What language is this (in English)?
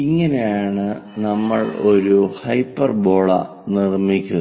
Malayalam